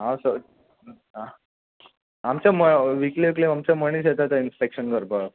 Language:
Konkani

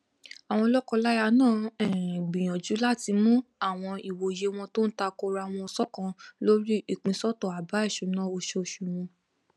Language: Yoruba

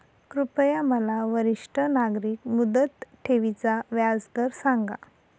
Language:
Marathi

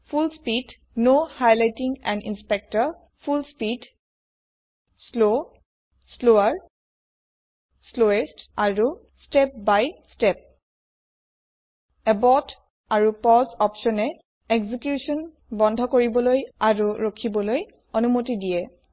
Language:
Assamese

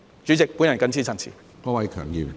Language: Cantonese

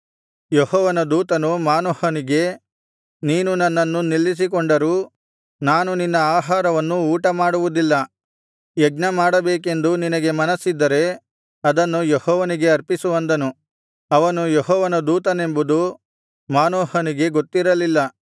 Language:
Kannada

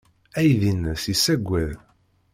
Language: Kabyle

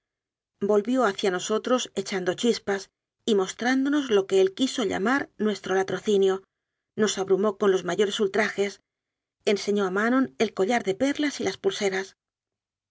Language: Spanish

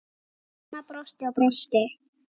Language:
Icelandic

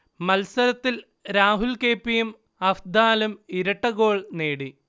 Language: Malayalam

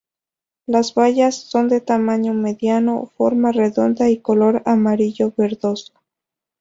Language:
Spanish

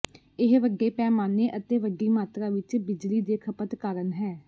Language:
Punjabi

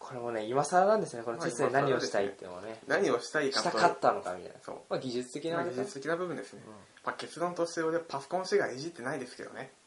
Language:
Japanese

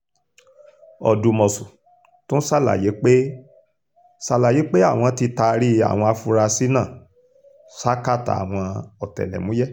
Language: Yoruba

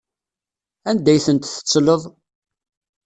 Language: Kabyle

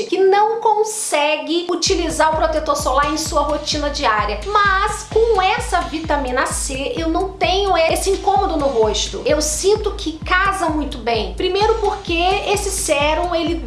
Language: Portuguese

